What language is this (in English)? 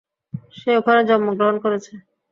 Bangla